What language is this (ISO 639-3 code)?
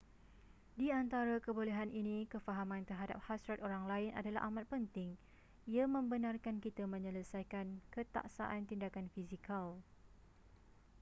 msa